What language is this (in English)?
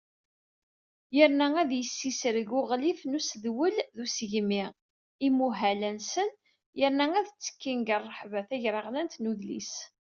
Kabyle